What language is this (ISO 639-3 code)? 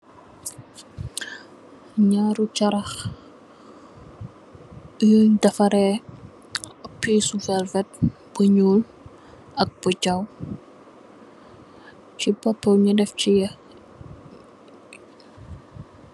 wol